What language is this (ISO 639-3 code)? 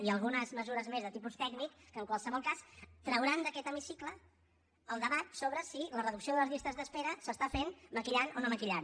cat